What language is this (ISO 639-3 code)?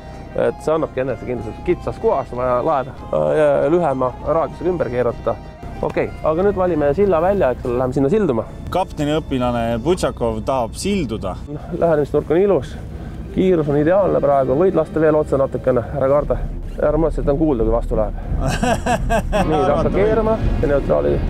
fin